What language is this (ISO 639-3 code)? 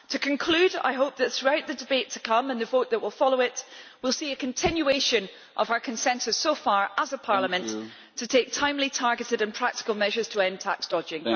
eng